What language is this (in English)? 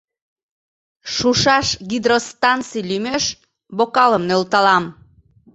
Mari